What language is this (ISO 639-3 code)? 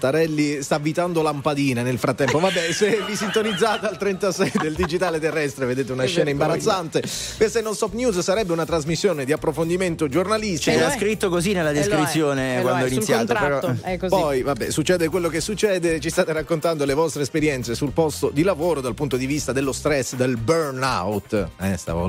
ita